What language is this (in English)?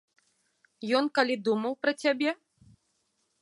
Belarusian